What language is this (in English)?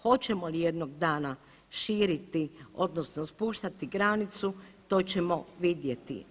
Croatian